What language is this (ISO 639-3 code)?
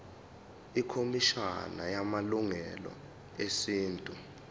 zul